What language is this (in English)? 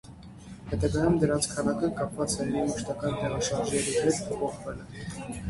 Armenian